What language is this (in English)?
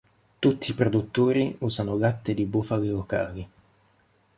Italian